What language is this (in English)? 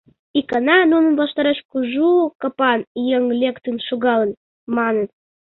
Mari